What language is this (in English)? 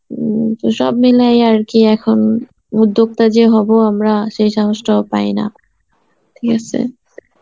Bangla